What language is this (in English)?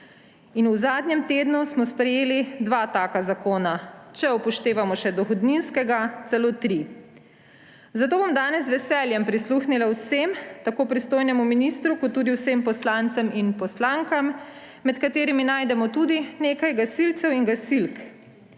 Slovenian